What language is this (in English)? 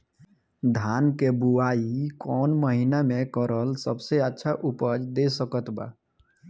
Bhojpuri